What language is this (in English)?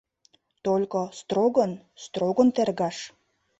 Mari